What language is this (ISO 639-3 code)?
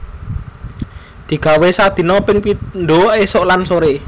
jav